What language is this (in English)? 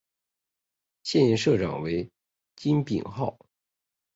Chinese